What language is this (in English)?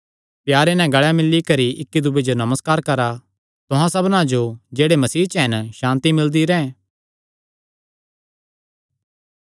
Kangri